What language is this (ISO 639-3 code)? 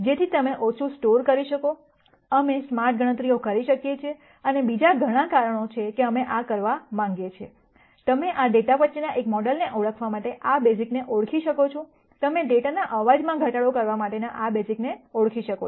guj